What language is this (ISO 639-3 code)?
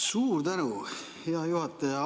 est